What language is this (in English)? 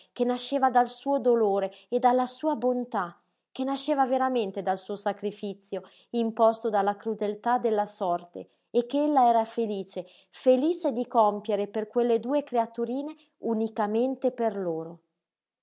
Italian